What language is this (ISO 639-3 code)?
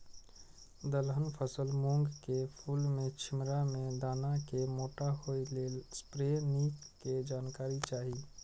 mai